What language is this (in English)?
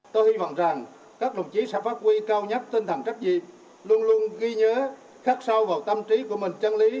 Vietnamese